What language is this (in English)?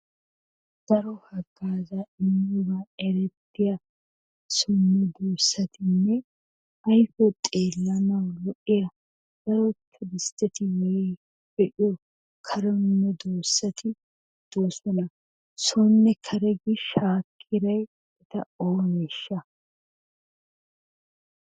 Wolaytta